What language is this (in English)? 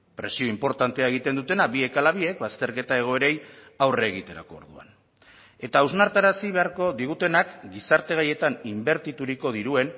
Basque